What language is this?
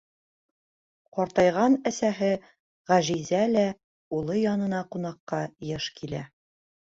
Bashkir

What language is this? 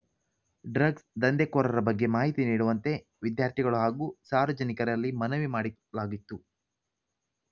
Kannada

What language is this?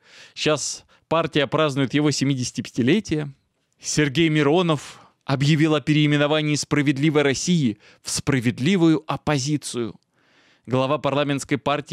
Russian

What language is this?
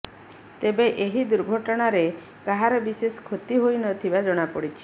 Odia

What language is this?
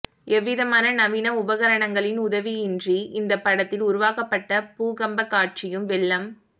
Tamil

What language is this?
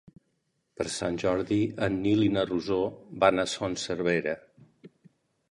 Catalan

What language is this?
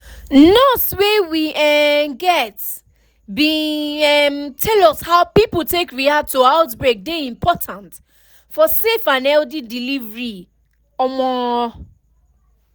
Nigerian Pidgin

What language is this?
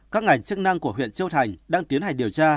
Vietnamese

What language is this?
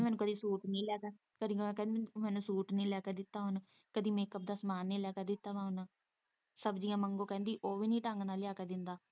Punjabi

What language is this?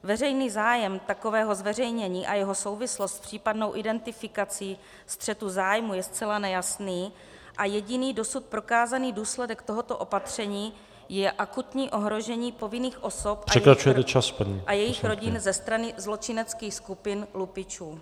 Czech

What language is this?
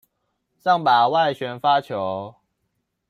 Chinese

